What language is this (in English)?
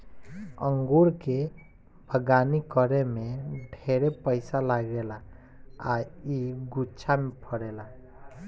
Bhojpuri